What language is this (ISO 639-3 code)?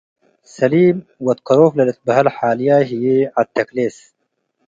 tig